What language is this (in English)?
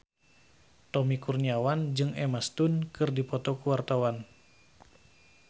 Sundanese